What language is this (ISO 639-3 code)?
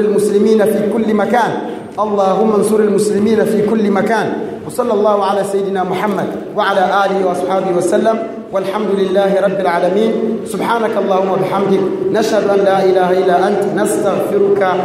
swa